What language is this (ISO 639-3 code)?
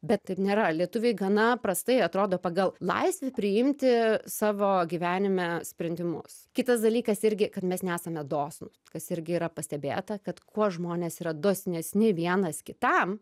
lit